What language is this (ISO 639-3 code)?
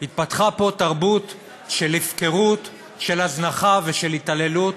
heb